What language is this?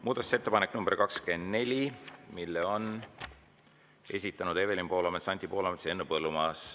Estonian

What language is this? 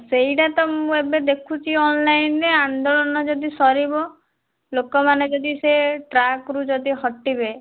Odia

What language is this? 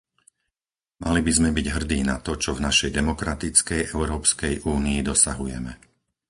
Slovak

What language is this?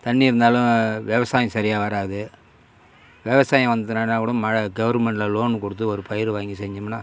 Tamil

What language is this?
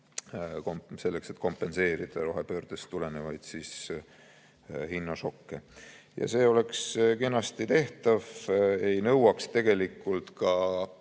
Estonian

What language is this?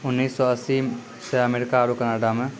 Maithili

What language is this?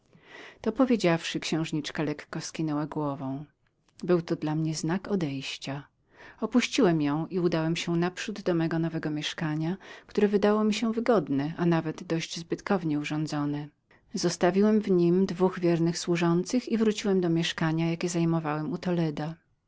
Polish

